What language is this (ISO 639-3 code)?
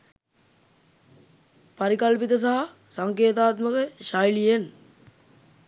sin